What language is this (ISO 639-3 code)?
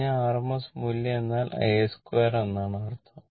mal